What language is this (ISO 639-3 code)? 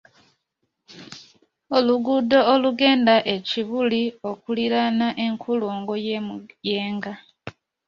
lug